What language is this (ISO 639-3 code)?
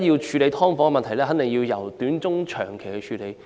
yue